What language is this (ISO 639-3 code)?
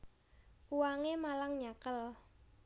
jav